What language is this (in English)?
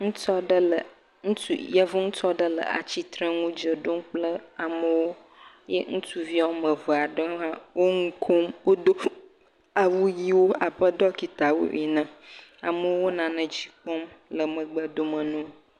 Ewe